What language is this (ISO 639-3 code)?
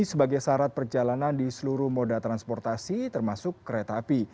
ind